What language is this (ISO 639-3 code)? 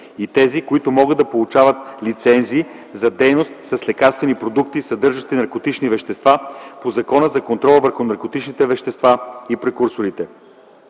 bul